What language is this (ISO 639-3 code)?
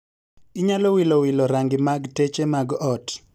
luo